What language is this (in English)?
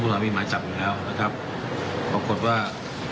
Thai